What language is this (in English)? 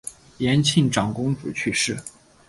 Chinese